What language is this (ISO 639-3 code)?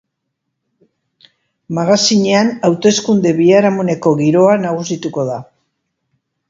eus